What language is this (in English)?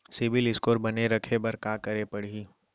Chhattisgarhi